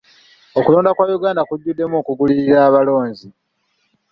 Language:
Ganda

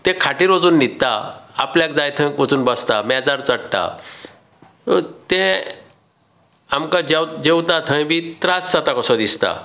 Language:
Konkani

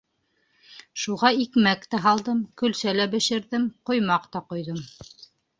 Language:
Bashkir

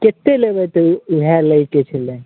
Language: Maithili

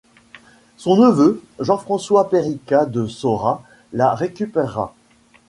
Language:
French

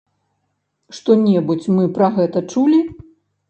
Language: Belarusian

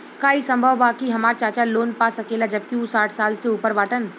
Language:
Bhojpuri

